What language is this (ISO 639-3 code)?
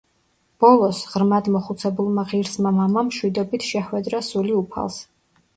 kat